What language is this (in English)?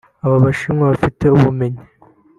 Kinyarwanda